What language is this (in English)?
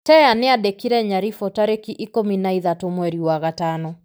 Kikuyu